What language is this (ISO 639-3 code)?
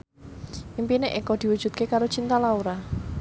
jav